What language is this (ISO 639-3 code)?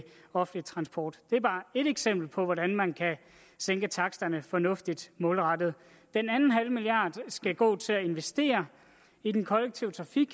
dan